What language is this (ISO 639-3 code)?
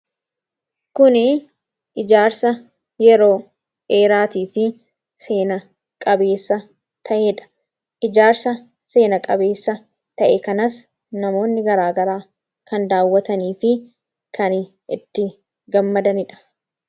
orm